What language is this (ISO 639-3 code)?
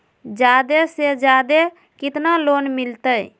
mag